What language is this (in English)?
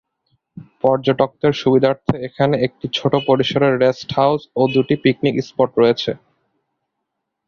Bangla